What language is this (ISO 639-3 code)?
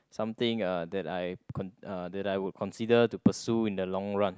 eng